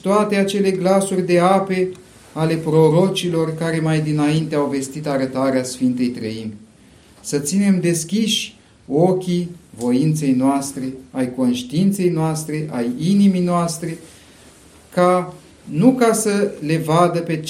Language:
Romanian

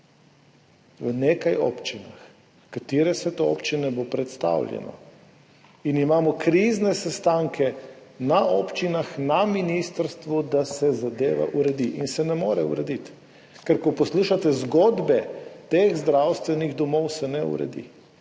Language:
Slovenian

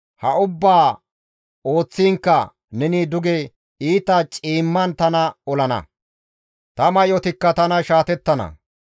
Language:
Gamo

